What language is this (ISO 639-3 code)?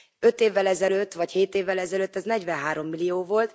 hun